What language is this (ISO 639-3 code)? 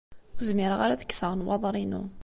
kab